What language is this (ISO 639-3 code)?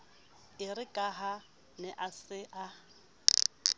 sot